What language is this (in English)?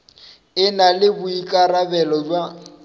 Northern Sotho